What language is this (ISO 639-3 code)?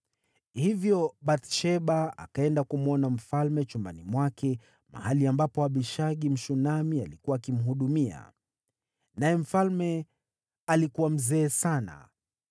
swa